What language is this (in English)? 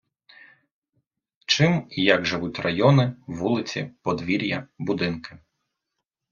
Ukrainian